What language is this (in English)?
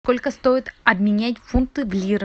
Russian